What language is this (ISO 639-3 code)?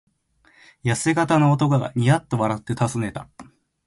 jpn